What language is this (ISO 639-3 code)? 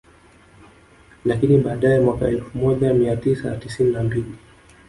swa